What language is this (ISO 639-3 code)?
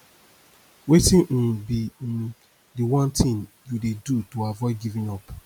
pcm